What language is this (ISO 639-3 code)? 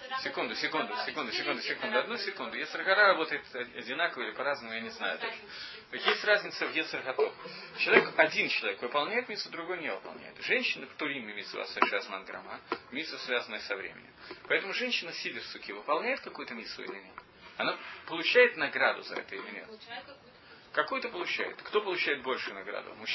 rus